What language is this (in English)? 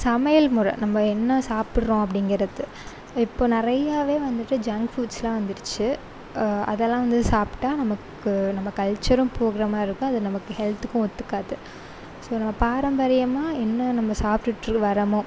Tamil